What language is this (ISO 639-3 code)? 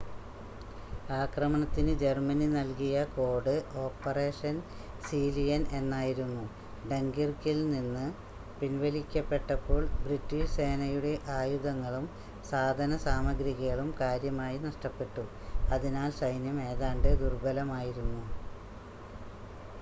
mal